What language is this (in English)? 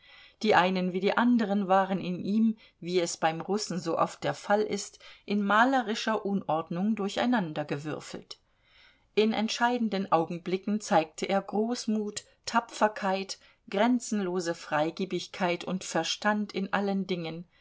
German